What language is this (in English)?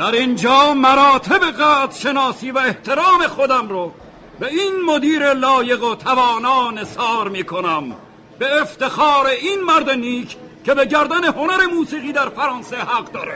Persian